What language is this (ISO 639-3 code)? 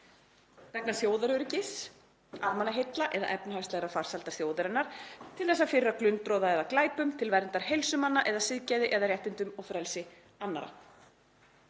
isl